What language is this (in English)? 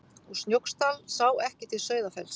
Icelandic